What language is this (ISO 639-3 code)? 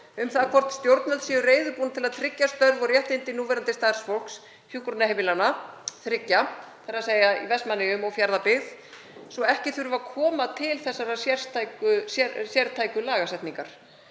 isl